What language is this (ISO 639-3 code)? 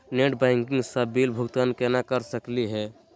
mag